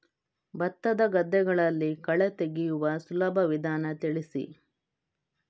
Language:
Kannada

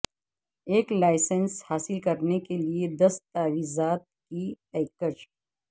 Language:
Urdu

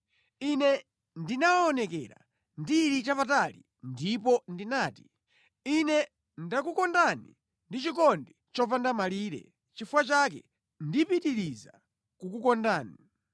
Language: Nyanja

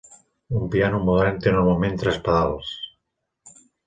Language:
Catalan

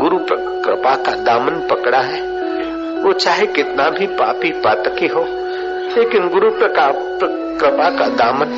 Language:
Hindi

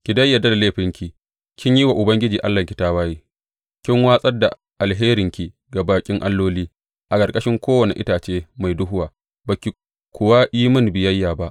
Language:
Hausa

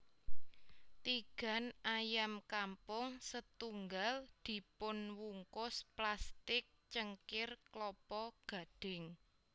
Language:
Javanese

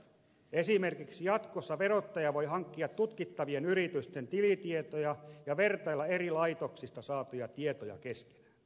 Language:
Finnish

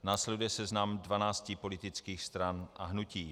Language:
Czech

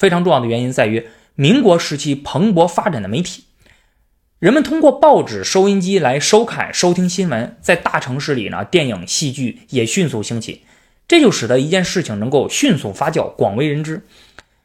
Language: Chinese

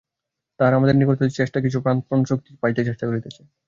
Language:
Bangla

